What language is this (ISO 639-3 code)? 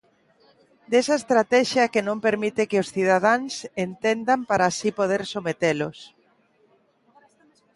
glg